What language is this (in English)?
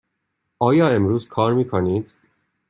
Persian